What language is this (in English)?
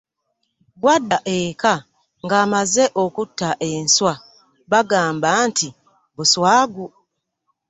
Ganda